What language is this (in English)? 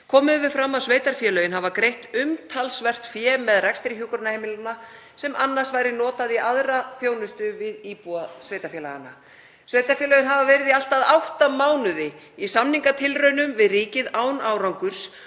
Icelandic